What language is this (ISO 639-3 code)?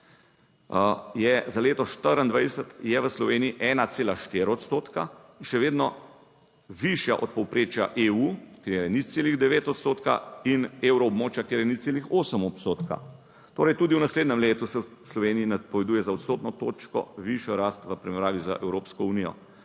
slv